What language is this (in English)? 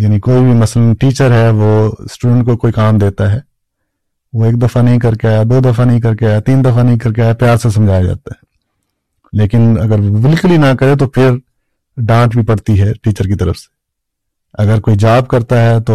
Urdu